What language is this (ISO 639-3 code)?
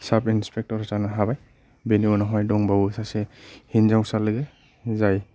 brx